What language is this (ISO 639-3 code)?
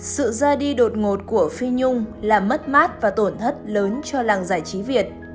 vie